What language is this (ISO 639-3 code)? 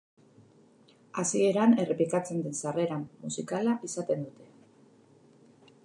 eus